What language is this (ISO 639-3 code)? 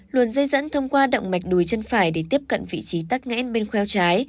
vie